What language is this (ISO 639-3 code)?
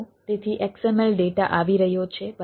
guj